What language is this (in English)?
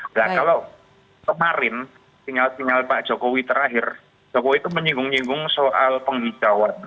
Indonesian